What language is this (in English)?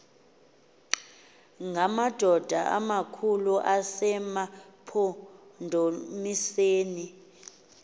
Xhosa